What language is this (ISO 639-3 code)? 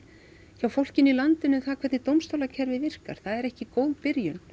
isl